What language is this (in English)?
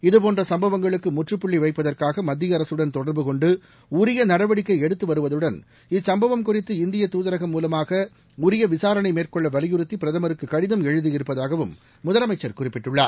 Tamil